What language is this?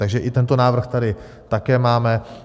Czech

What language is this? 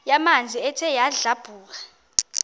Xhosa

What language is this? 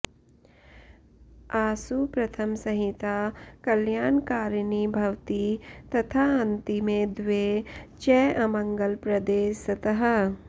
Sanskrit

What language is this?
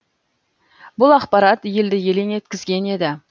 Kazakh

